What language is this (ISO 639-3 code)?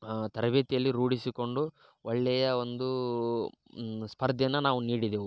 kan